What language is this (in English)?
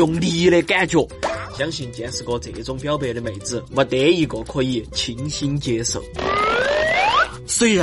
Chinese